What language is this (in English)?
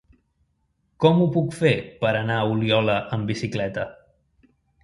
Catalan